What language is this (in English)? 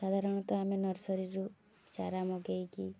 Odia